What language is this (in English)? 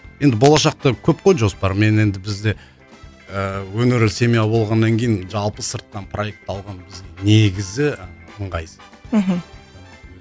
Kazakh